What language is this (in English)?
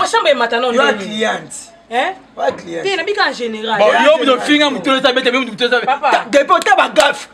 French